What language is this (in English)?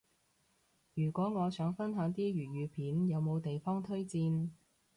Cantonese